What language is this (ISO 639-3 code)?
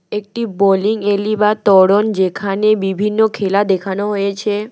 ben